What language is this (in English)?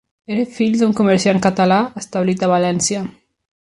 Catalan